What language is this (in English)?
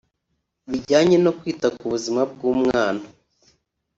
Kinyarwanda